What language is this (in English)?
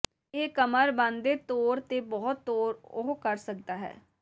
Punjabi